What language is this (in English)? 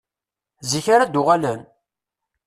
Kabyle